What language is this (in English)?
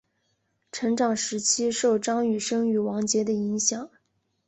Chinese